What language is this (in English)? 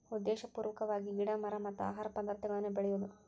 Kannada